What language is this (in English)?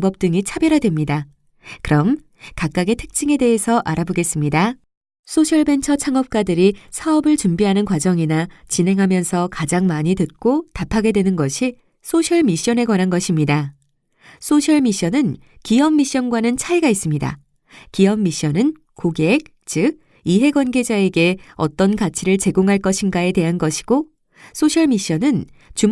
Korean